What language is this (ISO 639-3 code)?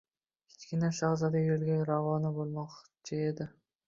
uzb